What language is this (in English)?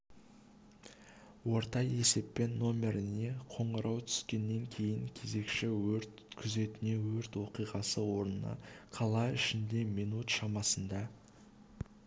Kazakh